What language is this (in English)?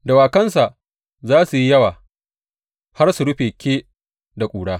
Hausa